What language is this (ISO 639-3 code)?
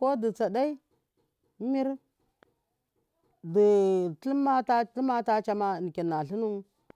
mkf